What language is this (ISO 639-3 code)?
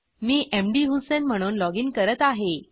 mar